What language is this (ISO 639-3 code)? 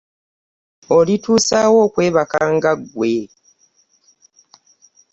lug